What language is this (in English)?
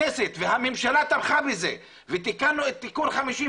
Hebrew